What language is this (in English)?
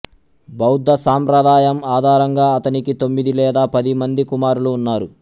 Telugu